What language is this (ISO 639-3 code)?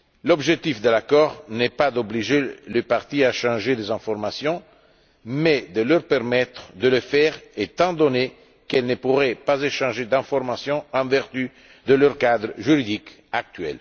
fra